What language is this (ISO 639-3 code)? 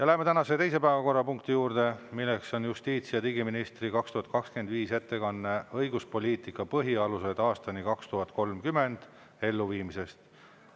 est